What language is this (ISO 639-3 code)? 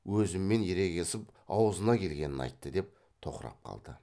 kaz